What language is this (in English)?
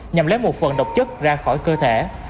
Vietnamese